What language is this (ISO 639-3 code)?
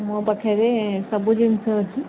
ori